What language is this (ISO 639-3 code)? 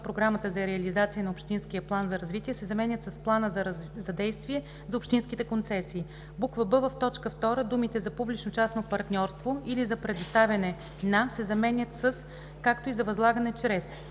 bul